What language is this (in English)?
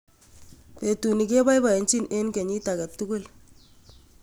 Kalenjin